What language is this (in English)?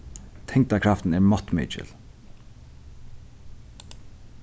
Faroese